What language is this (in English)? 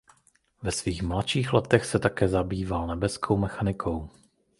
Czech